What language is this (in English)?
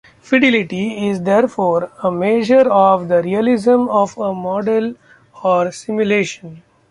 English